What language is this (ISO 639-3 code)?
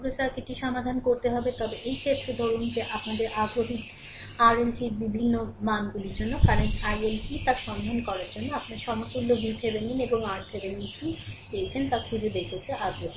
ben